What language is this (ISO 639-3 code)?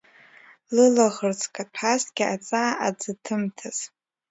abk